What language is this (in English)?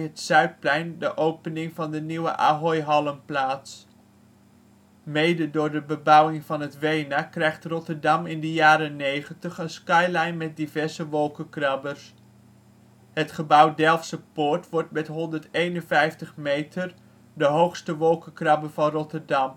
Dutch